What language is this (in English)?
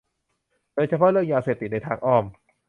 Thai